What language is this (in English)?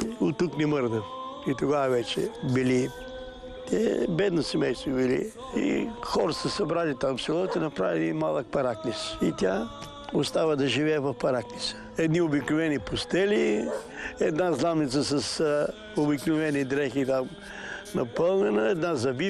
Bulgarian